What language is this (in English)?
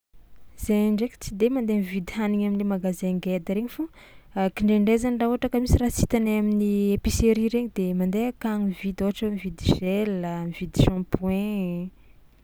Tsimihety Malagasy